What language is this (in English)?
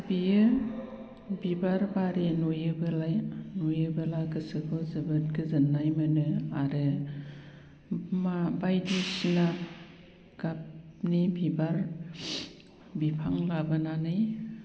Bodo